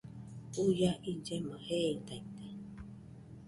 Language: Nüpode Huitoto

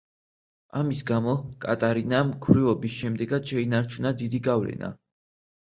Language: Georgian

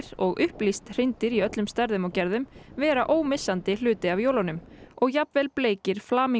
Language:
Icelandic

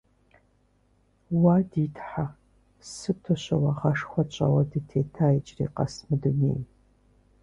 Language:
Kabardian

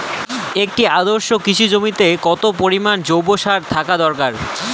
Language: Bangla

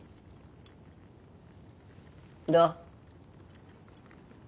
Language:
Japanese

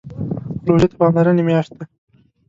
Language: Pashto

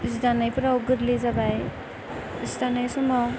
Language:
Bodo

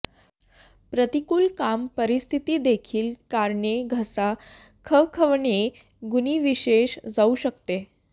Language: Marathi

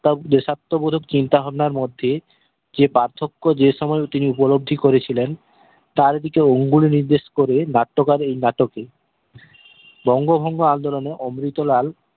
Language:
Bangla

